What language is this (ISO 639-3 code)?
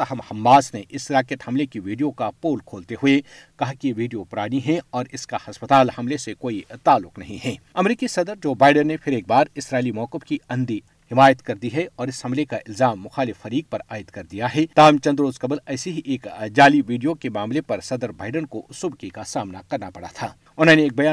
urd